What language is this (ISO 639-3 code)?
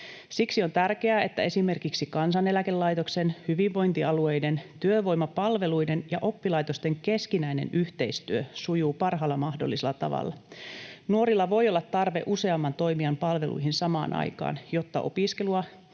fin